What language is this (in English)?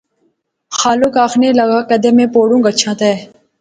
Pahari-Potwari